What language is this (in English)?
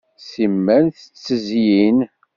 Kabyle